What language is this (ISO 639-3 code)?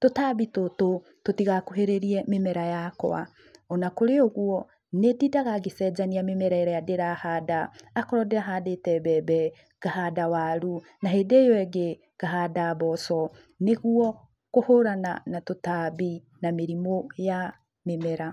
kik